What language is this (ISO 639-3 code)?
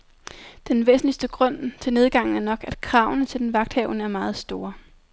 dan